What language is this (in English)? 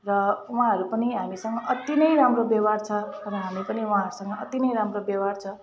Nepali